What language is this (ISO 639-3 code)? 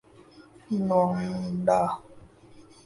urd